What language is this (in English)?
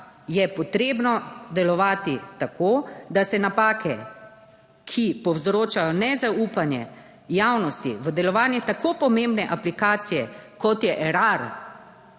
Slovenian